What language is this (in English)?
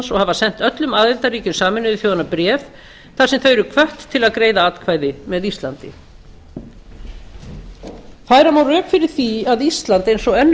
Icelandic